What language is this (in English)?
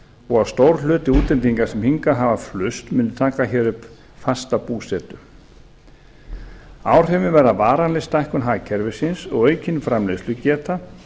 Icelandic